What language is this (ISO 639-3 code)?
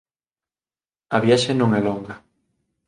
glg